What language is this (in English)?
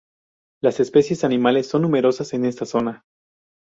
Spanish